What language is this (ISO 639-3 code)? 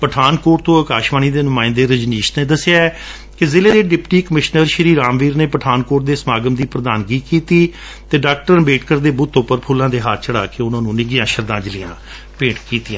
pan